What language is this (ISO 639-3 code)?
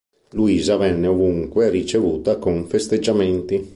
ita